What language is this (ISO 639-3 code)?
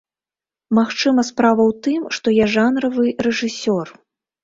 bel